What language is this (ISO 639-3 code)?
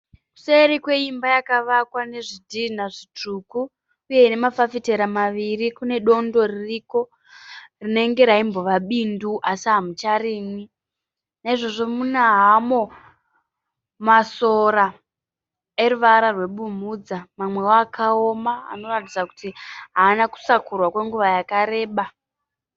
sna